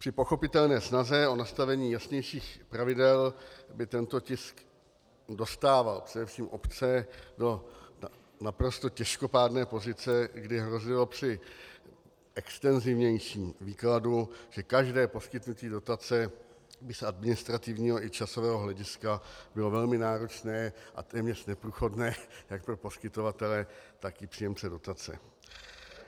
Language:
Czech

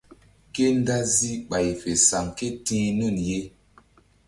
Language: Mbum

